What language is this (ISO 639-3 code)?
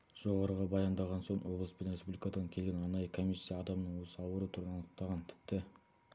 kaz